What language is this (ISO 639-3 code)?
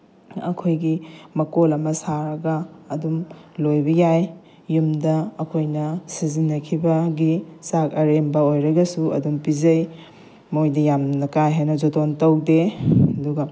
mni